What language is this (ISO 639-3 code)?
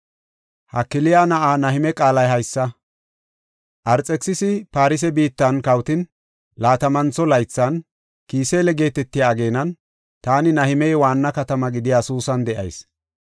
gof